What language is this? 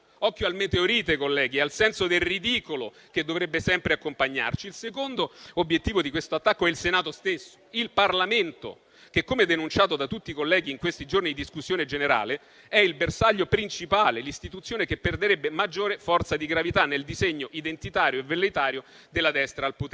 Italian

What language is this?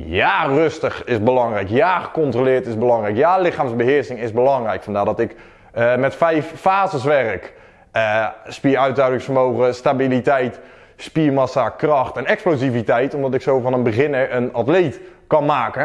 Dutch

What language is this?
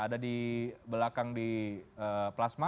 Indonesian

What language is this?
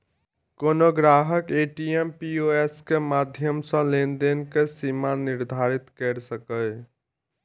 Maithili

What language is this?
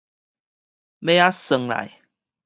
Min Nan Chinese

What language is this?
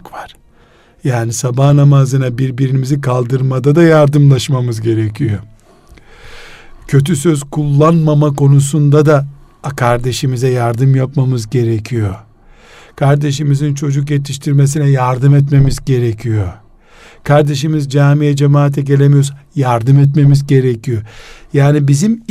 Turkish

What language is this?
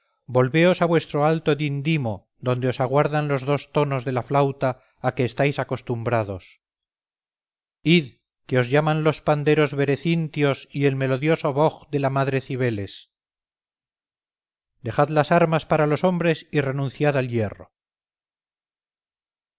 Spanish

